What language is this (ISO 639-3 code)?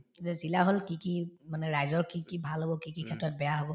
asm